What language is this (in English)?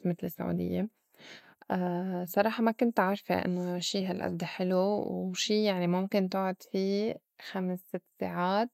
North Levantine Arabic